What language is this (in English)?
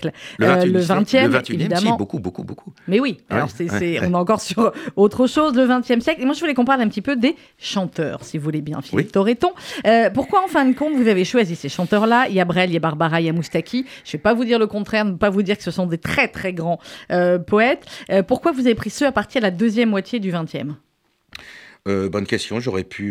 French